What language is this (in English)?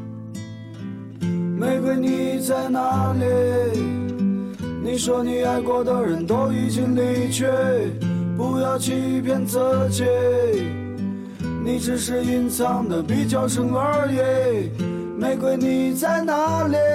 Chinese